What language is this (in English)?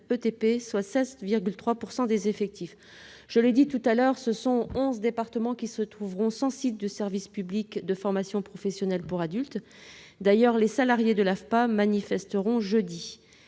French